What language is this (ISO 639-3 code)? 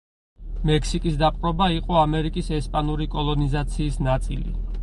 kat